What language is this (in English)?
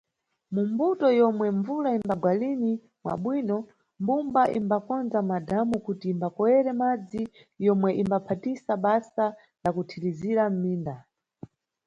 Nyungwe